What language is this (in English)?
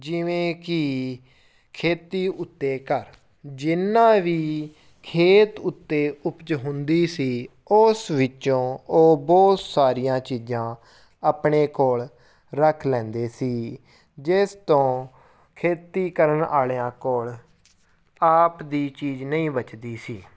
Punjabi